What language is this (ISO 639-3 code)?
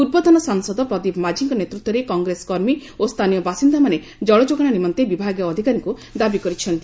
ori